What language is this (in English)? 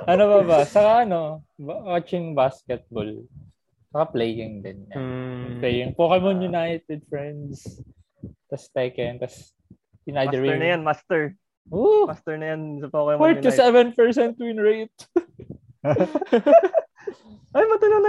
Filipino